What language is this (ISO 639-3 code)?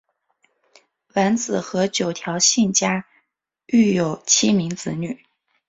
zho